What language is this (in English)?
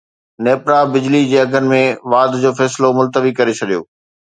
Sindhi